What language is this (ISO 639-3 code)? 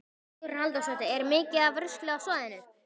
isl